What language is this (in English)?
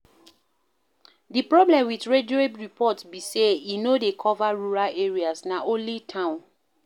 Nigerian Pidgin